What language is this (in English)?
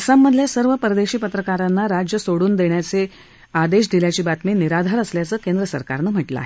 Marathi